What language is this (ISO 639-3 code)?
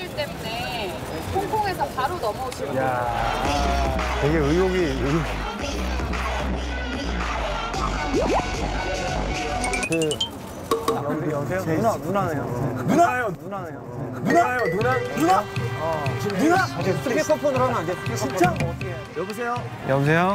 kor